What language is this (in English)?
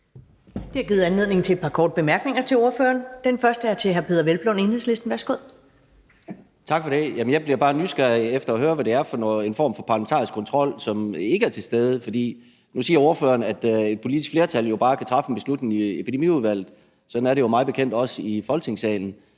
Danish